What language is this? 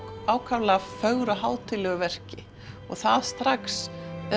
Icelandic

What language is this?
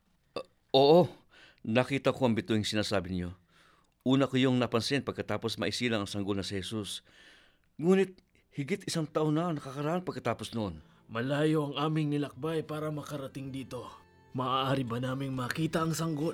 Filipino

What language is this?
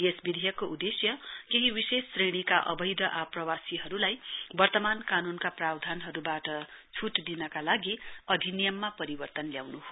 Nepali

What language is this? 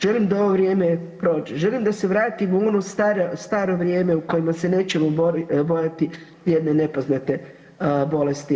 Croatian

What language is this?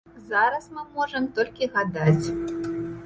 Belarusian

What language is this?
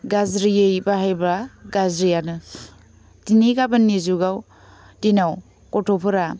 Bodo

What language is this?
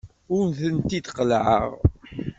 Kabyle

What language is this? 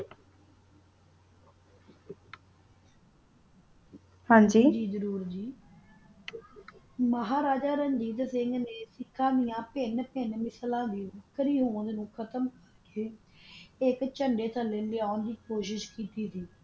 Punjabi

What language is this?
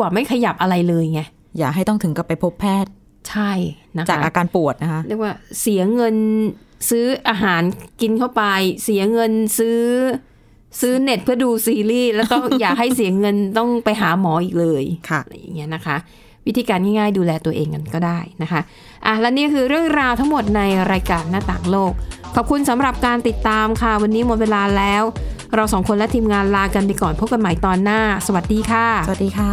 Thai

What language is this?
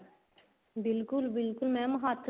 Punjabi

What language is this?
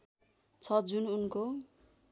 Nepali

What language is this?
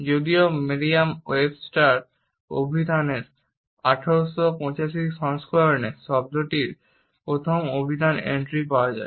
Bangla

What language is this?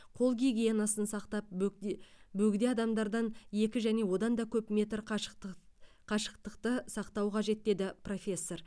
Kazakh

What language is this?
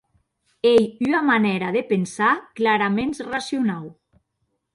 Occitan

